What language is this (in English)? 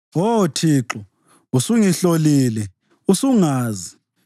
North Ndebele